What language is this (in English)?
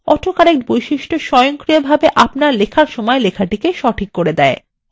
Bangla